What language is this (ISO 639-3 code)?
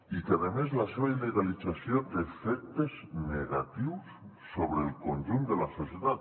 cat